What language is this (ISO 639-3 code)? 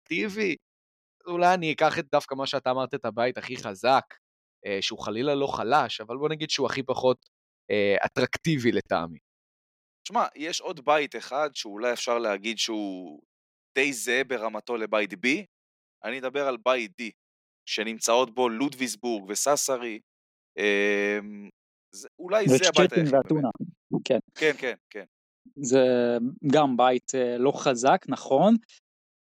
heb